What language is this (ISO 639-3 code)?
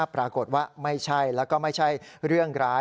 tha